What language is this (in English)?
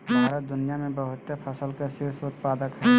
Magahi